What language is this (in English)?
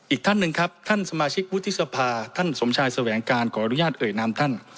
Thai